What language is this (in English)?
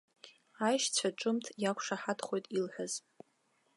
Abkhazian